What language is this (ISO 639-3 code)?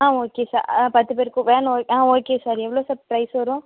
tam